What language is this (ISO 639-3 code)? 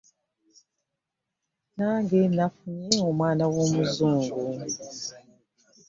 lug